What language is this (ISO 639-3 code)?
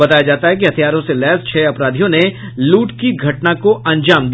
hin